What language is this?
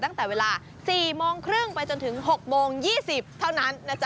Thai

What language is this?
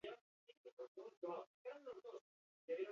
Basque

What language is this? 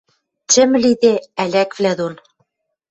Western Mari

